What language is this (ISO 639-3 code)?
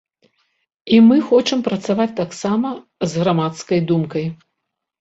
bel